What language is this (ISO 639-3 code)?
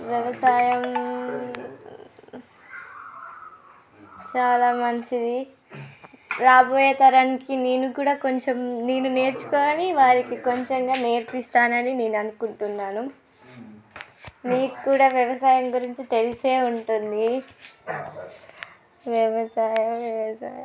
tel